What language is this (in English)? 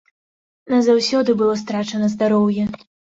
Belarusian